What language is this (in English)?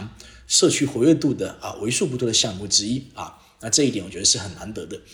Chinese